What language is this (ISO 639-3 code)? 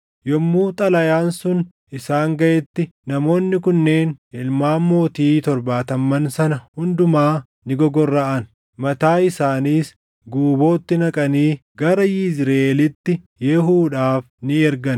orm